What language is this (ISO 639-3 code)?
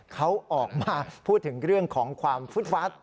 tha